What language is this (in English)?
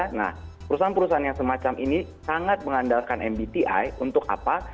Indonesian